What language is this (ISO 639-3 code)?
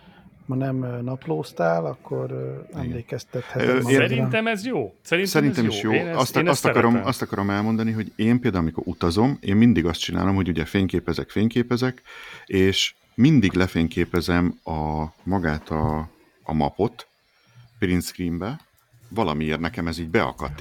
hun